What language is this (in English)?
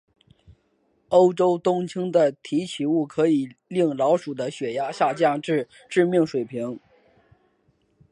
Chinese